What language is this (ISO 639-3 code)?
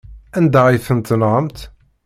kab